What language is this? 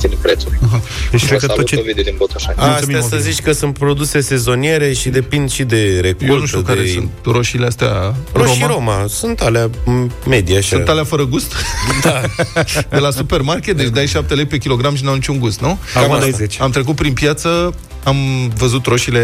Romanian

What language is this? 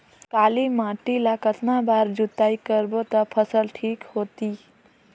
Chhattisgarhi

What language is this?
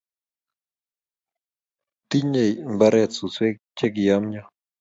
Kalenjin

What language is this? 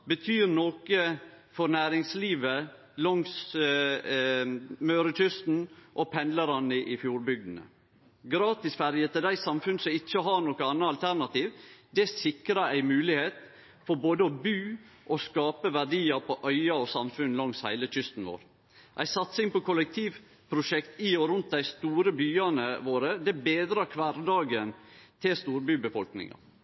Norwegian Nynorsk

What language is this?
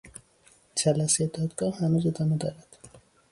Persian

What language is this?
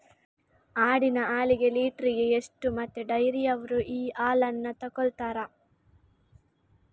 Kannada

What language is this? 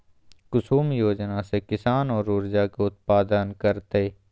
Magahi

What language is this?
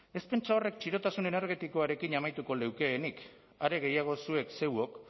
Basque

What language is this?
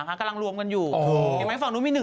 Thai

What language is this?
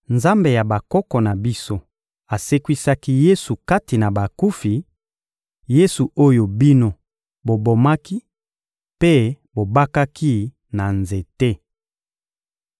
Lingala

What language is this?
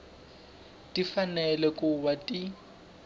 Tsonga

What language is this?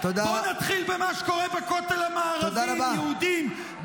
Hebrew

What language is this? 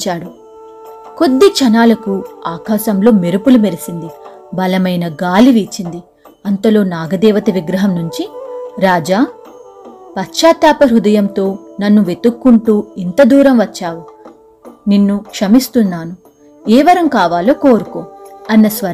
Telugu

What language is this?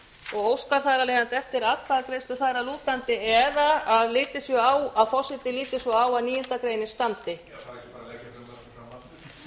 Icelandic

